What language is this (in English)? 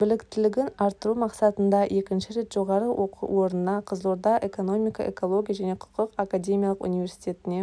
Kazakh